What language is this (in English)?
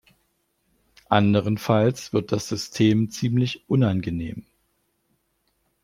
German